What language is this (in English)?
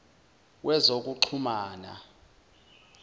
Zulu